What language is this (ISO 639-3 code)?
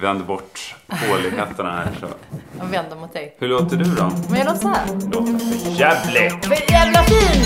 swe